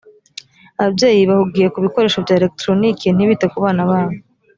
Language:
Kinyarwanda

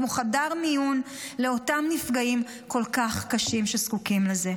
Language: Hebrew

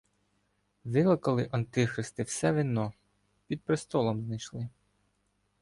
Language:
Ukrainian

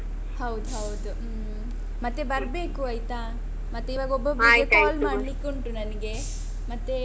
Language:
Kannada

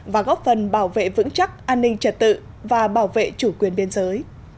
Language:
Vietnamese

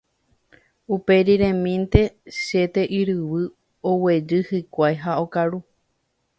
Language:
Guarani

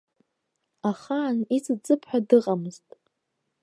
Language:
Abkhazian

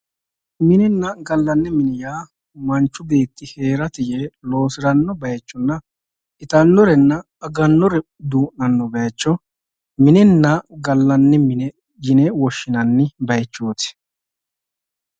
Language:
Sidamo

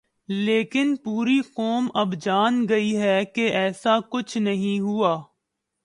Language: Urdu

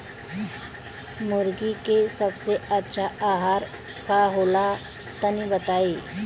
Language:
Bhojpuri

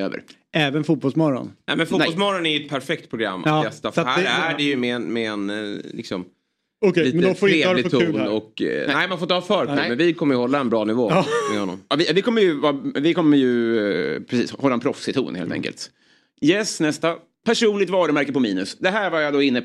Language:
Swedish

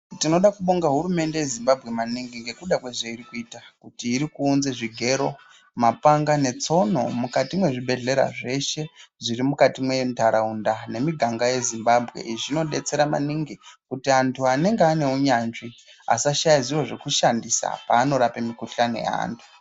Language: Ndau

